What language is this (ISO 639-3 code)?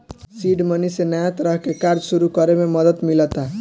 bho